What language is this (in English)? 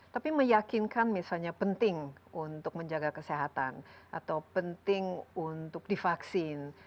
Indonesian